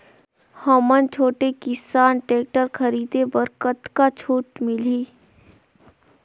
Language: Chhattisgarhi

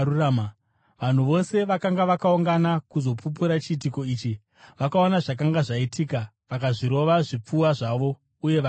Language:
Shona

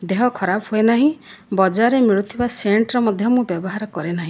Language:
Odia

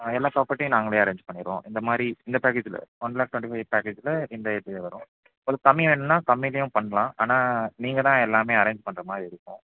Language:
Tamil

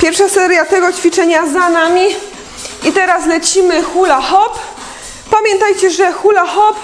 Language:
Polish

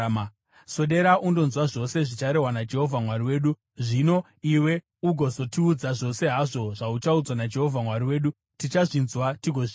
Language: Shona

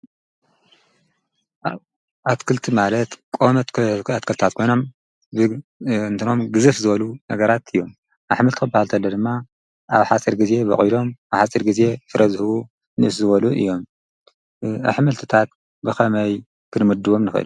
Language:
Tigrinya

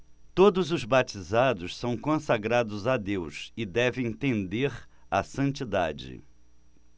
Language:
Portuguese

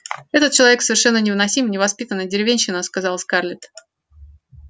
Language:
Russian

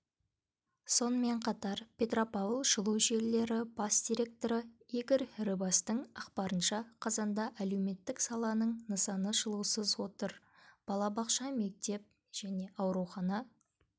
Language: Kazakh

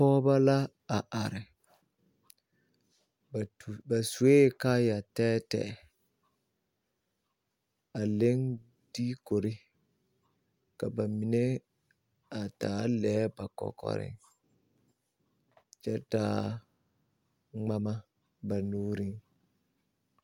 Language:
Southern Dagaare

